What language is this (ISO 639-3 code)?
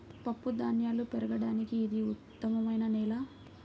tel